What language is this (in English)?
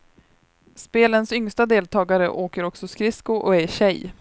Swedish